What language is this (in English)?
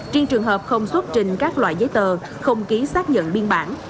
Vietnamese